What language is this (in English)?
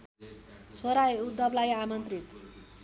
Nepali